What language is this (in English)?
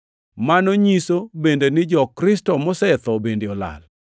Luo (Kenya and Tanzania)